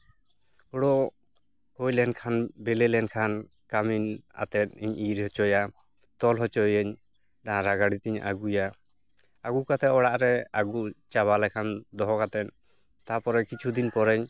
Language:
Santali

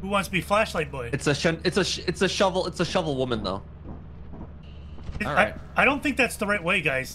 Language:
English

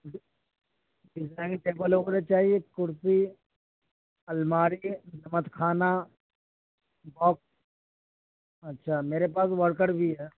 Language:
Urdu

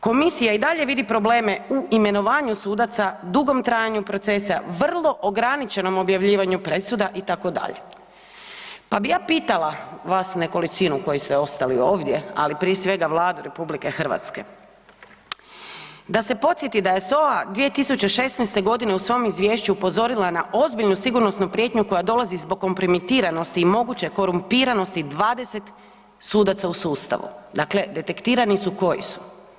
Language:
Croatian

